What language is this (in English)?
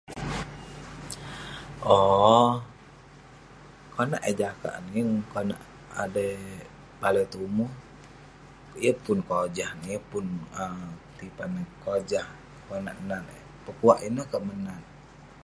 Western Penan